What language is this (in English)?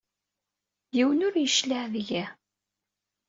Kabyle